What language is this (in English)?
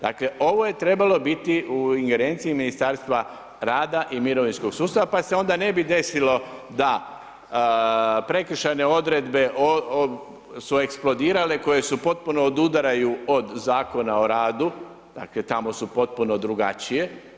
Croatian